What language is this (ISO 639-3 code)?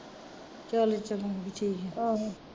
pan